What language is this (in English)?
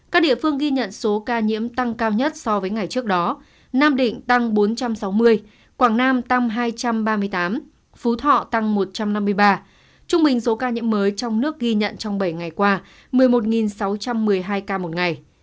Vietnamese